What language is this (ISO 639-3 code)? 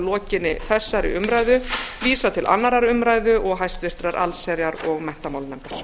isl